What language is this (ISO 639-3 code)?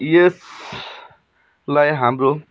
nep